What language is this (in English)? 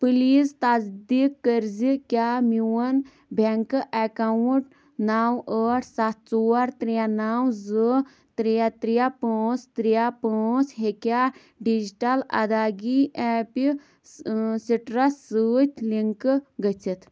Kashmiri